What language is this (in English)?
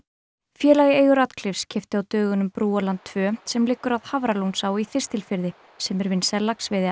Icelandic